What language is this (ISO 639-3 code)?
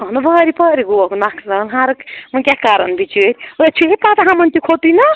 kas